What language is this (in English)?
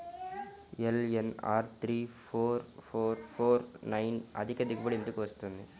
Telugu